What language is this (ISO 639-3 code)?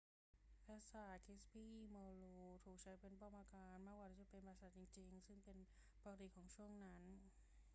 tha